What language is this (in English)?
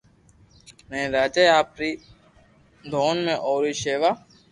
Loarki